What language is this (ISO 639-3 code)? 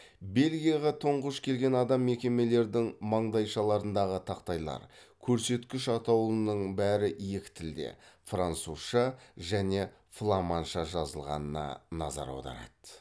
kaz